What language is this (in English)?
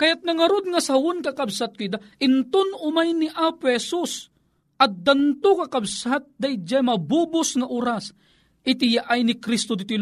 Filipino